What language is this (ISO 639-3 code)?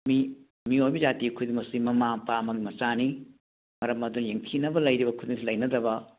mni